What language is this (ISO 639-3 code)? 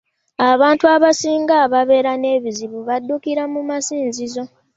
lug